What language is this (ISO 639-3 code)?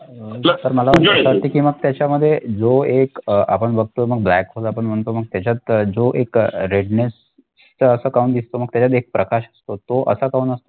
mar